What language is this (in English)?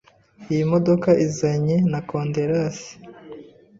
Kinyarwanda